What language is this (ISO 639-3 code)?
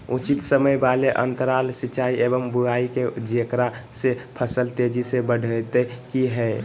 mag